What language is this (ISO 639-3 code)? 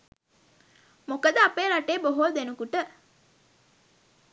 sin